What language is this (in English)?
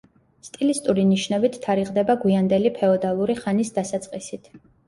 Georgian